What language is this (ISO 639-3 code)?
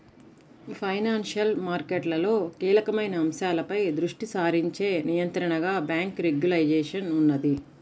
tel